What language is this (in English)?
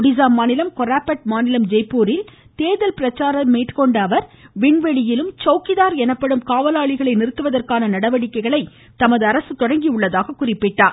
Tamil